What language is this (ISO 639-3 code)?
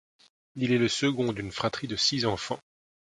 fra